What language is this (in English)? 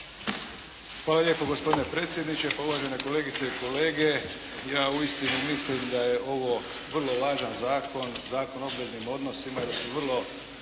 Croatian